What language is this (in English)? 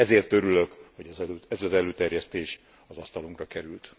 Hungarian